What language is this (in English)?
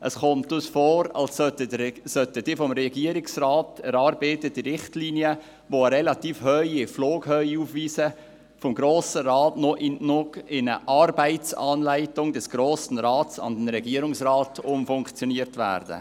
Swiss German